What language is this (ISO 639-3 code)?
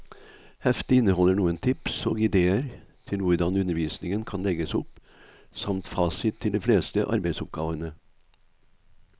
nor